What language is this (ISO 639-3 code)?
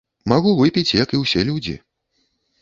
bel